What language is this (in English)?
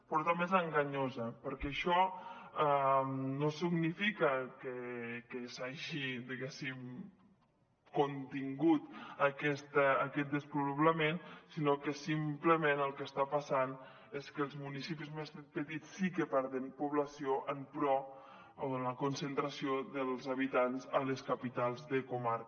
Catalan